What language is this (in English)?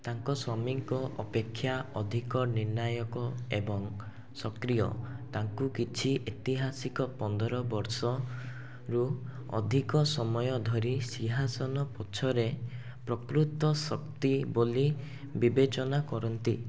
Odia